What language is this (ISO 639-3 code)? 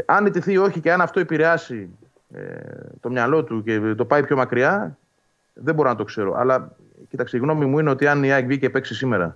ell